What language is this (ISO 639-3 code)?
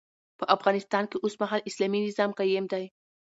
pus